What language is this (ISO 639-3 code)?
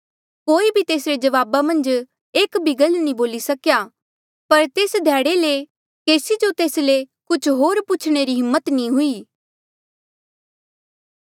mjl